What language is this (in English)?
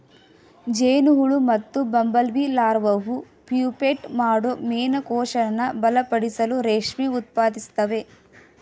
Kannada